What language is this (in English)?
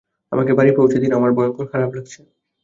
Bangla